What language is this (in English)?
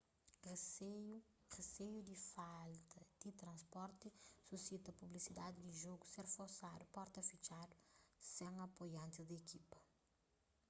Kabuverdianu